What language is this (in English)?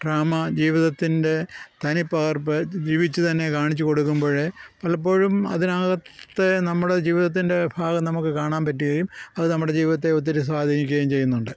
Malayalam